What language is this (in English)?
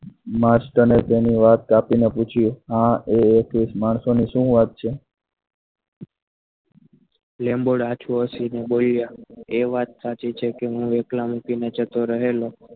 Gujarati